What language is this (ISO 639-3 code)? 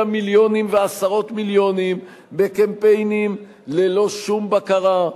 heb